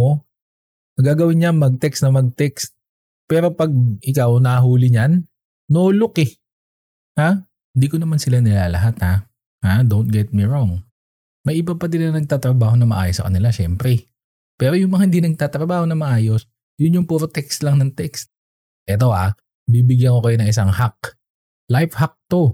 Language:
Filipino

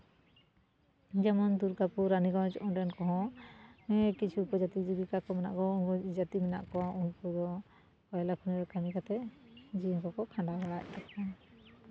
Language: Santali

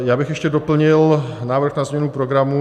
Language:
Czech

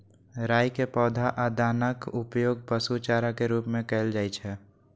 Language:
Maithili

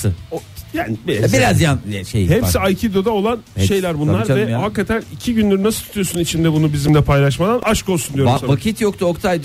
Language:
Turkish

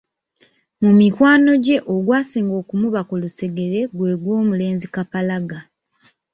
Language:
Ganda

